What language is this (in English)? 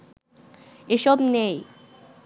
Bangla